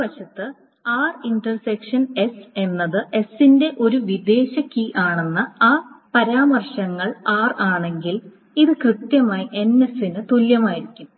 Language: Malayalam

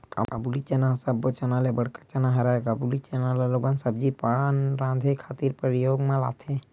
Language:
Chhattisgarhi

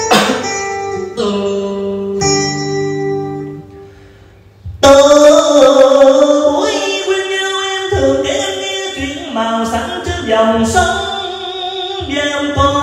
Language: Vietnamese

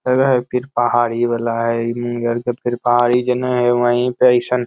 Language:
Magahi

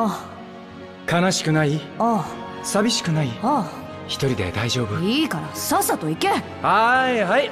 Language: Japanese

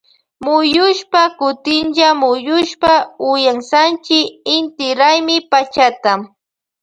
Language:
Loja Highland Quichua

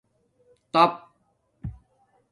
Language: Domaaki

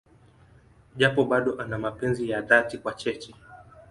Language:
Swahili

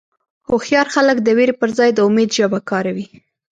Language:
Pashto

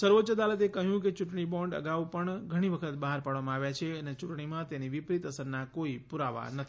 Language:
Gujarati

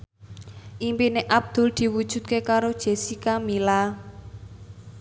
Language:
Javanese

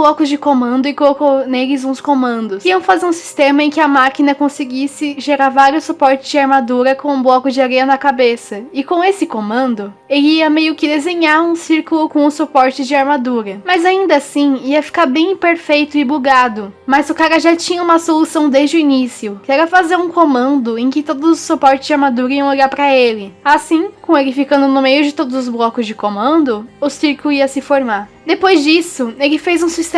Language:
Portuguese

